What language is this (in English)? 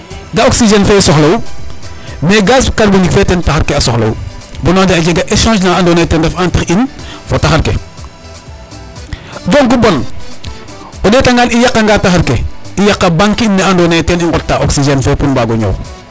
Serer